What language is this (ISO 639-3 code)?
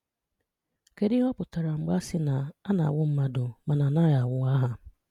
ibo